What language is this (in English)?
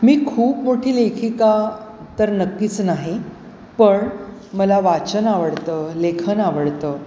Marathi